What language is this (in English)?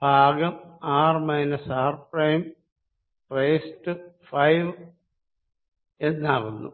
Malayalam